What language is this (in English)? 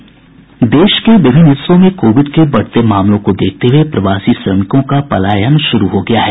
Hindi